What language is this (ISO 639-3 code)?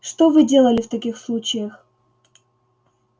rus